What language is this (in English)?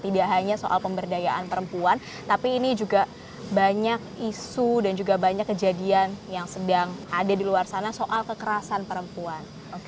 Indonesian